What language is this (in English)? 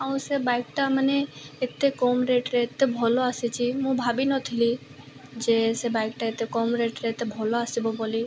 Odia